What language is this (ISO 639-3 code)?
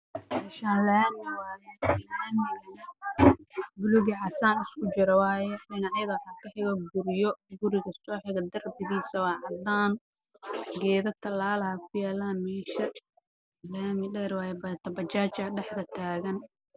som